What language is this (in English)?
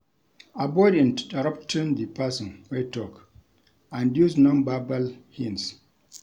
Nigerian Pidgin